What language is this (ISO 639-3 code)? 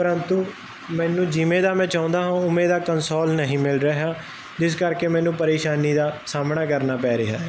pan